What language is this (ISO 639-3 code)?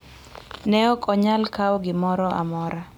luo